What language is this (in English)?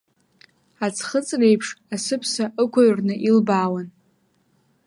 Abkhazian